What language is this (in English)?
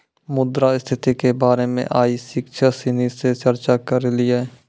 Maithili